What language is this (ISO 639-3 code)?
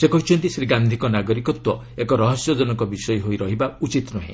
ori